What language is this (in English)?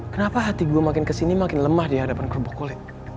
Indonesian